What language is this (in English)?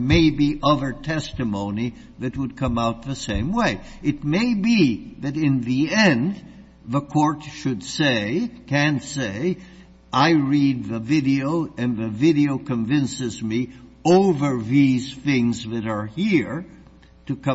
English